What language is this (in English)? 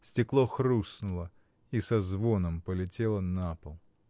Russian